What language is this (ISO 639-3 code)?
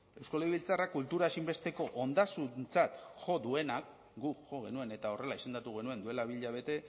eus